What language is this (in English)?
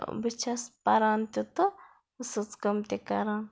Kashmiri